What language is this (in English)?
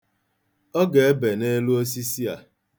Igbo